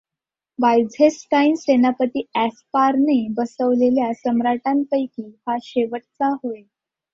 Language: Marathi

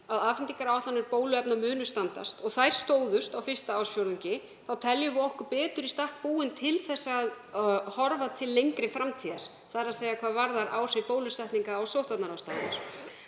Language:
Icelandic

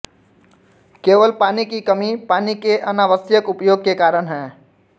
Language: Hindi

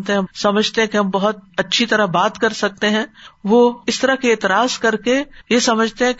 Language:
Urdu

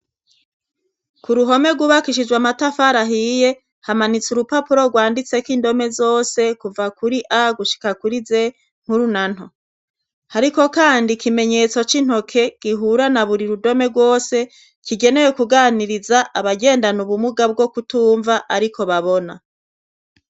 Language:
Rundi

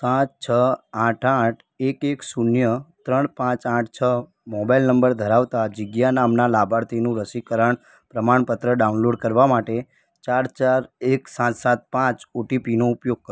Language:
Gujarati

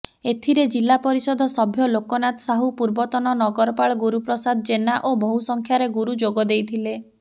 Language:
Odia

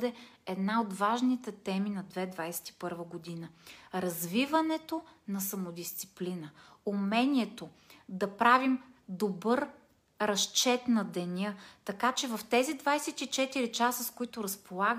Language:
Bulgarian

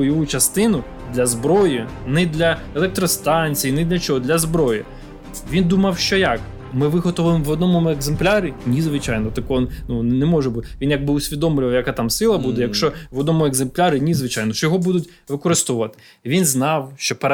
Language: Ukrainian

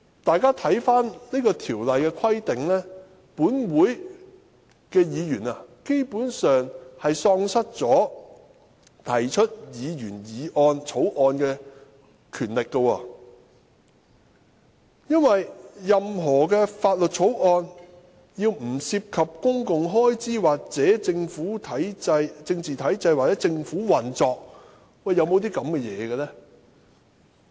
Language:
Cantonese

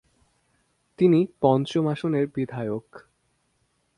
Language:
Bangla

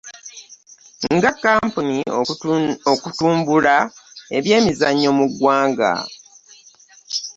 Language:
Ganda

